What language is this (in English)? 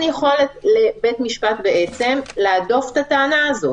Hebrew